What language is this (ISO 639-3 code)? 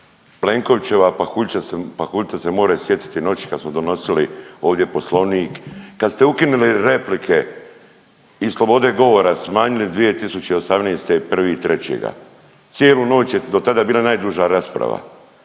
hrv